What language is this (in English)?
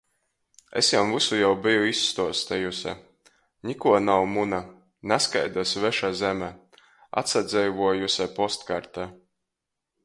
Latgalian